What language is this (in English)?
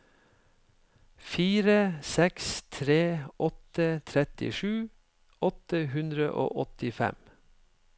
Norwegian